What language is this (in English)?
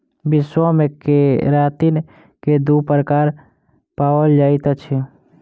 Maithili